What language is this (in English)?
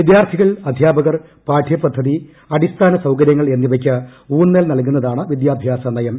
Malayalam